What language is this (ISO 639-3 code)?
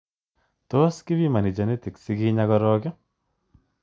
kln